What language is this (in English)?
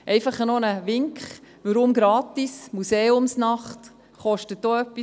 Swiss German